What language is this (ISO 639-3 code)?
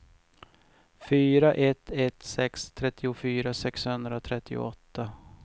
swe